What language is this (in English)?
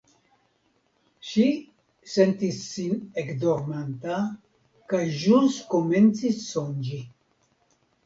Esperanto